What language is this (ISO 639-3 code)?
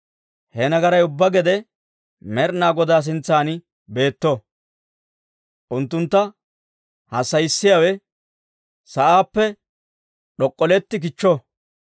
dwr